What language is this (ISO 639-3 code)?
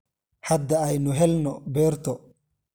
som